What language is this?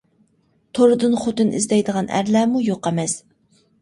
Uyghur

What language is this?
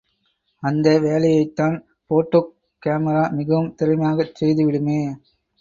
Tamil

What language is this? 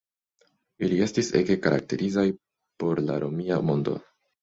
Esperanto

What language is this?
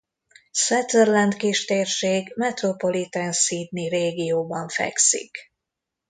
Hungarian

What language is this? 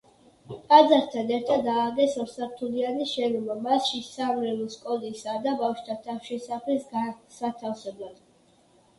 Georgian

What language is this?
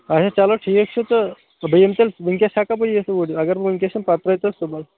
Kashmiri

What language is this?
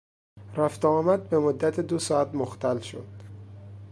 Persian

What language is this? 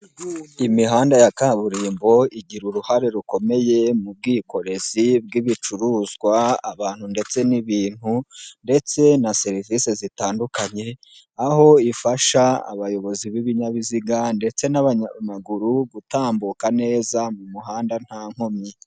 Kinyarwanda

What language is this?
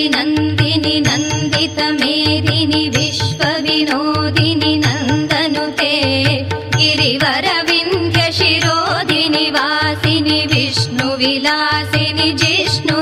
Arabic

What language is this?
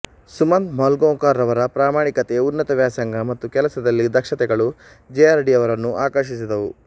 Kannada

